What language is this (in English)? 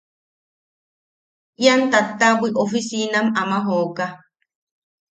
Yaqui